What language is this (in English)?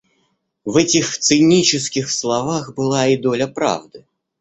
Russian